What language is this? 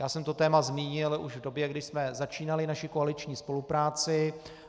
Czech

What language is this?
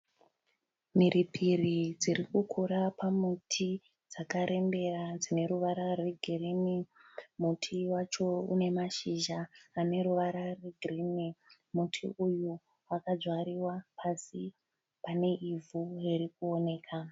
Shona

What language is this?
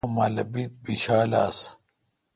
Kalkoti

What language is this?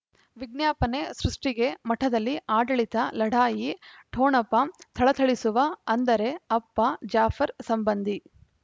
Kannada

